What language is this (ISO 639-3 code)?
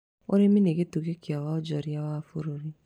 kik